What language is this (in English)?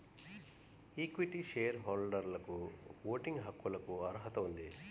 Telugu